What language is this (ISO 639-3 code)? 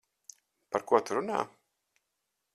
lav